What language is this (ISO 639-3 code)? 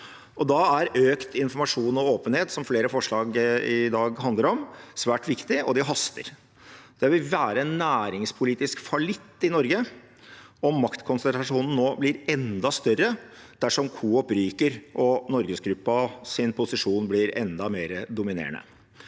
nor